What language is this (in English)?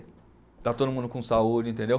Portuguese